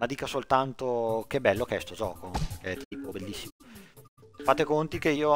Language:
Italian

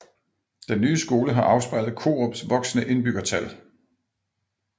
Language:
Danish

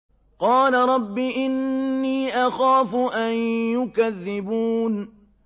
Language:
Arabic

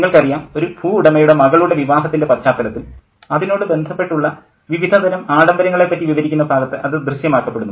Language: Malayalam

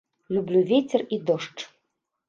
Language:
Belarusian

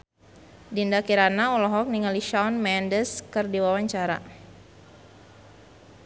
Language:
Sundanese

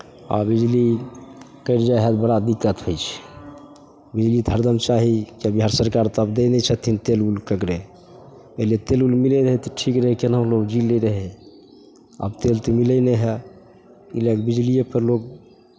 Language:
Maithili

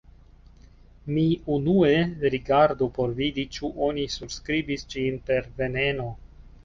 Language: Esperanto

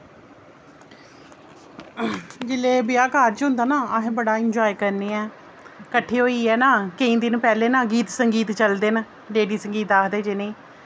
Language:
Dogri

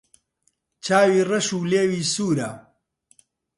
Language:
Central Kurdish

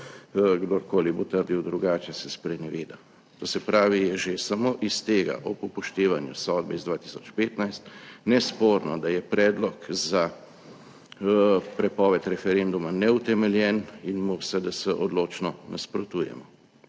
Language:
Slovenian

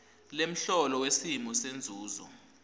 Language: Swati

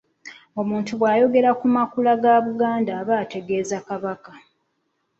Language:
Ganda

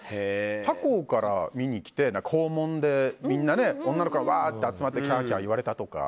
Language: Japanese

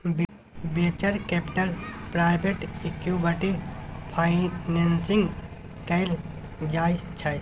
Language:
Maithili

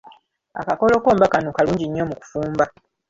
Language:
Ganda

